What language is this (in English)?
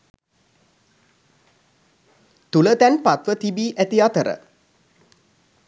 Sinhala